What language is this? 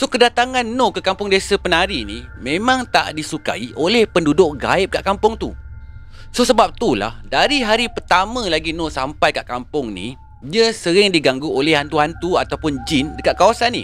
Malay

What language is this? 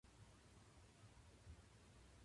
Japanese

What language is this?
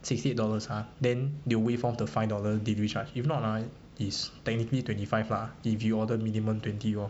English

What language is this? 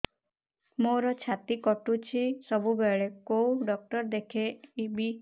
Odia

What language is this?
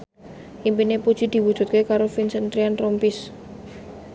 Javanese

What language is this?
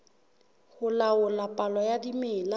Southern Sotho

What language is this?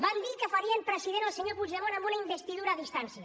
Catalan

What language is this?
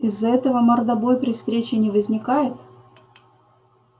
Russian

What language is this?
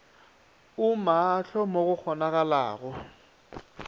Northern Sotho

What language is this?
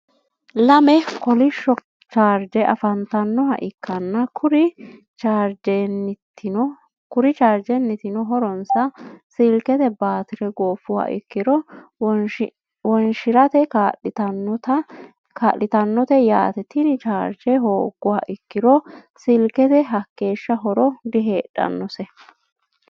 Sidamo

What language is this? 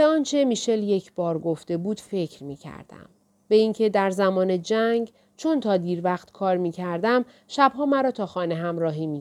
Persian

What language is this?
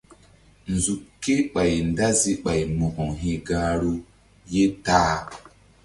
Mbum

